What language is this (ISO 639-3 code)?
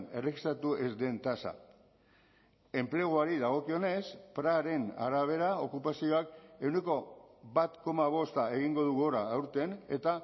eus